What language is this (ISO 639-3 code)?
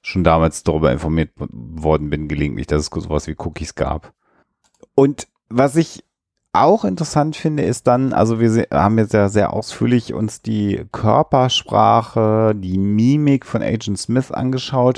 deu